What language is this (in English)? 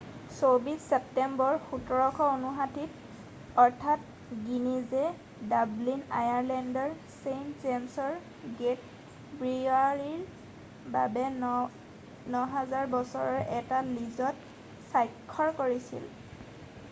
Assamese